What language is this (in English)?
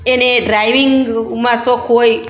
Gujarati